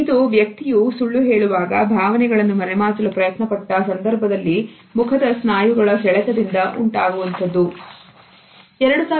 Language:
Kannada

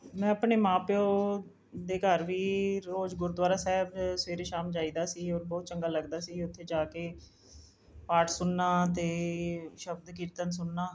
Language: Punjabi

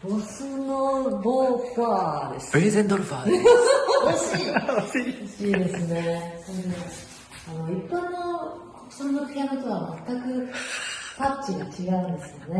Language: Japanese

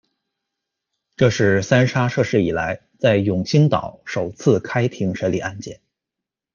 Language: Chinese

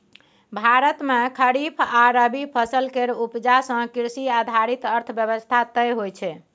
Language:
Maithili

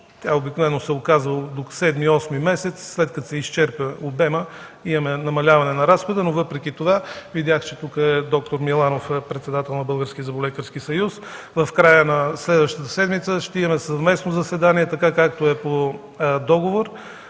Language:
Bulgarian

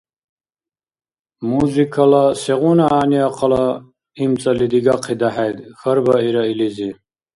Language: Dargwa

